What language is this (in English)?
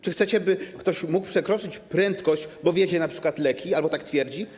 Polish